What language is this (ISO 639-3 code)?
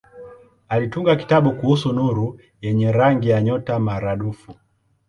swa